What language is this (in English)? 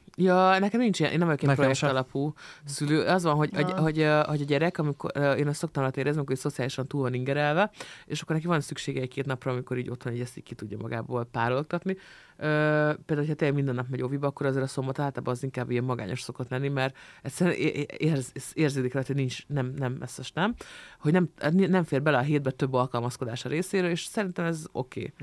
Hungarian